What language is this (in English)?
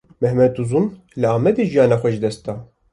Kurdish